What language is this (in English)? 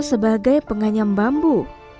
Indonesian